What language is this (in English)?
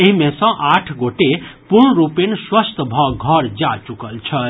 Maithili